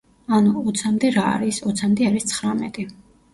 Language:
Georgian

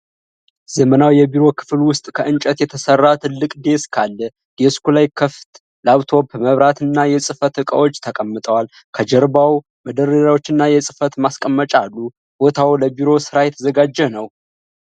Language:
Amharic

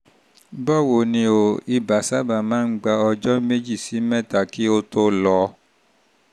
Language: Yoruba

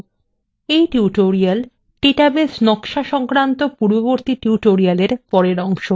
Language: Bangla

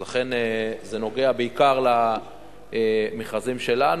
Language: Hebrew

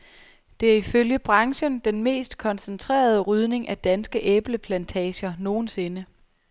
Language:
Danish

